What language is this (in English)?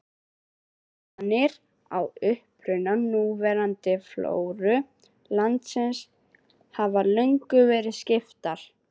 Icelandic